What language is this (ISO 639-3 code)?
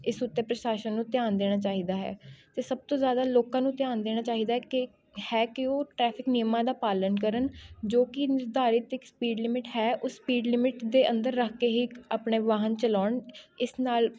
pan